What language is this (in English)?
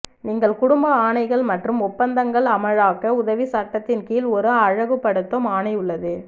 Tamil